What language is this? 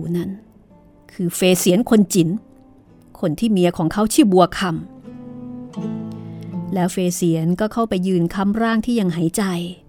Thai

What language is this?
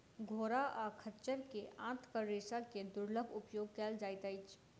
Maithili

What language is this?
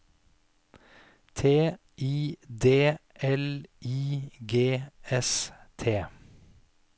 Norwegian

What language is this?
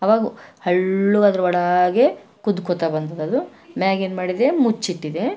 Kannada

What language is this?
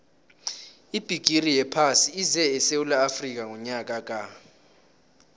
South Ndebele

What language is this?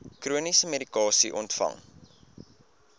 Afrikaans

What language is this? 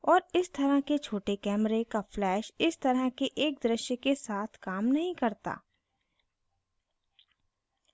Hindi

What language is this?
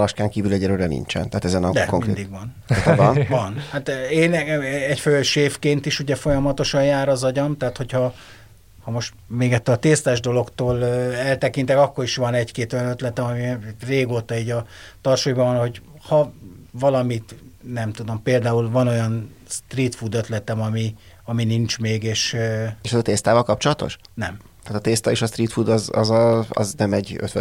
Hungarian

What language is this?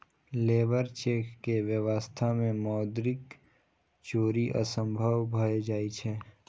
Maithili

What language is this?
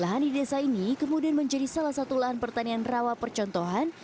Indonesian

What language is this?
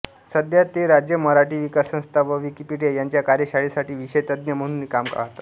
Marathi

